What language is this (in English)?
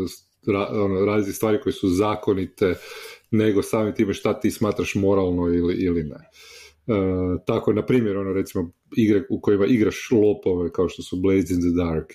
Croatian